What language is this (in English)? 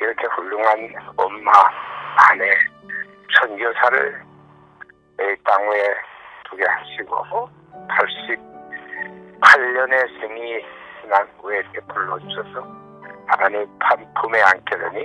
Korean